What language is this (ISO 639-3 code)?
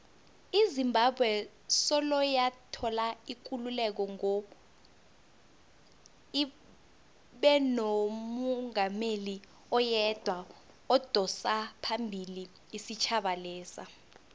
nbl